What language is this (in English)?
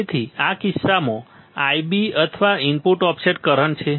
Gujarati